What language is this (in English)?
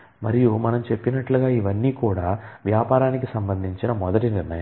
Telugu